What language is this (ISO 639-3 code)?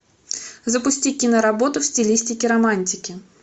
rus